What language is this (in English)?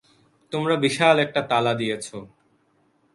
Bangla